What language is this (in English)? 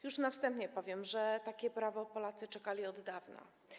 Polish